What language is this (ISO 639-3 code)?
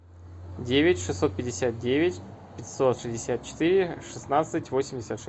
rus